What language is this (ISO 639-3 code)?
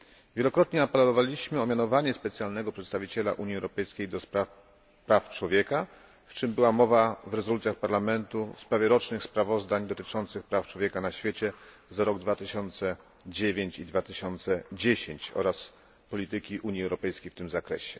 pol